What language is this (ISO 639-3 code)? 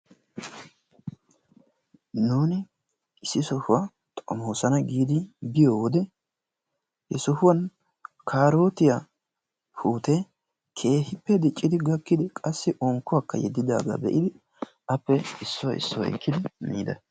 wal